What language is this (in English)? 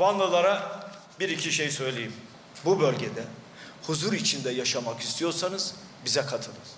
Turkish